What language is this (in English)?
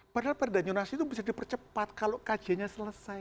Indonesian